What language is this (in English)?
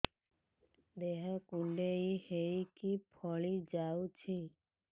Odia